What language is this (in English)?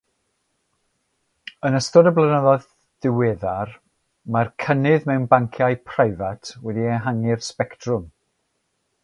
Welsh